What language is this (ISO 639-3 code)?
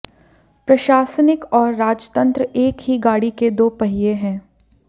hin